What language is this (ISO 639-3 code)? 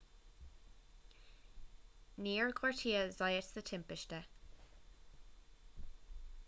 gle